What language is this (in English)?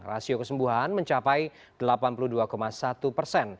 Indonesian